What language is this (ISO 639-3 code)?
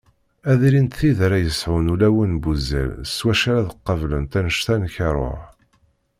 kab